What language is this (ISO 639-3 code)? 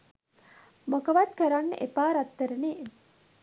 sin